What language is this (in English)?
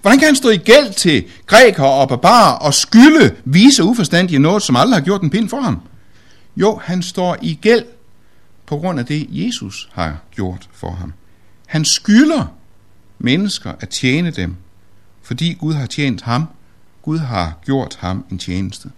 Danish